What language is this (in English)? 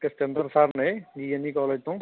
Punjabi